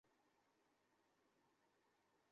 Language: Bangla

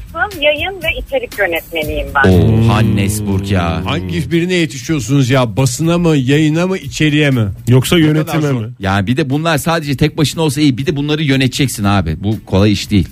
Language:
Turkish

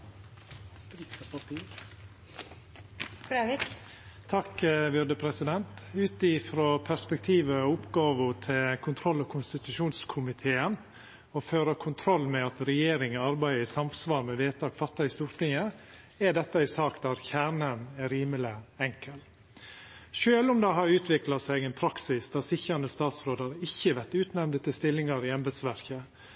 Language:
Norwegian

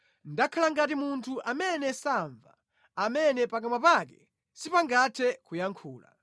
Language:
Nyanja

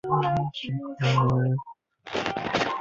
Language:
Chinese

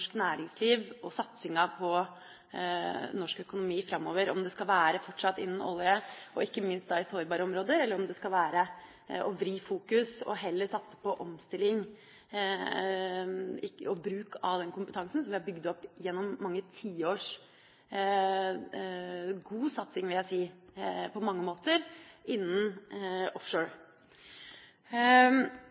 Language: Norwegian Bokmål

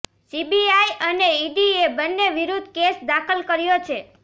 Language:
Gujarati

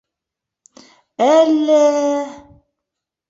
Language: Bashkir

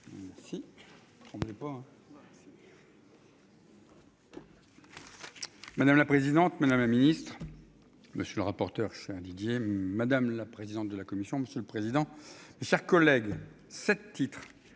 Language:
French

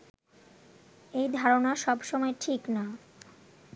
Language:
Bangla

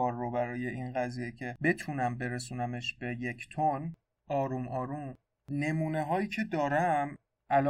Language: Persian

